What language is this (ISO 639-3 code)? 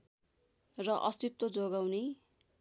nep